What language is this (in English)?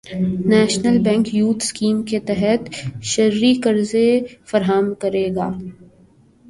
Urdu